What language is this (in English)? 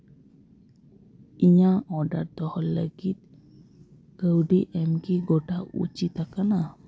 Santali